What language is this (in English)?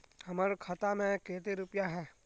Magahi